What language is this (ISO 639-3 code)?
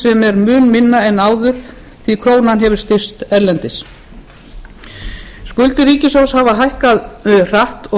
isl